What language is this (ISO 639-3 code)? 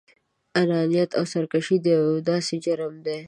pus